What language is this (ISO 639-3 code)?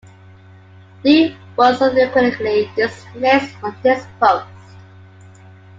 eng